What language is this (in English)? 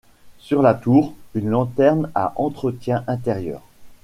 French